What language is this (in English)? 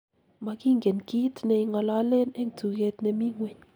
Kalenjin